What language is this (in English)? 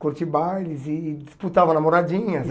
Portuguese